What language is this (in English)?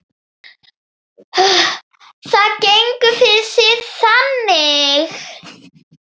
Icelandic